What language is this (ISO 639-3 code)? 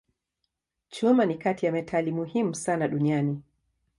swa